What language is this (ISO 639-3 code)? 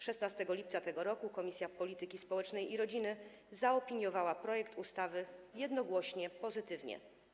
pol